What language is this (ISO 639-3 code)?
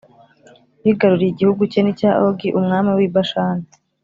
kin